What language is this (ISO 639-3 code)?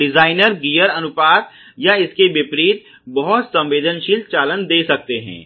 hin